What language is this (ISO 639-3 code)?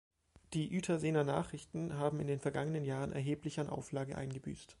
deu